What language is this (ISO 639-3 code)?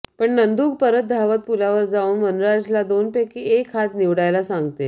mar